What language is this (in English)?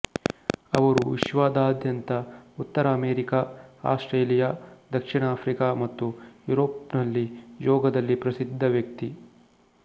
Kannada